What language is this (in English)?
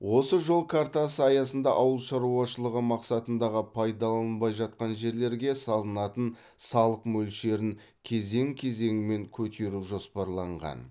Kazakh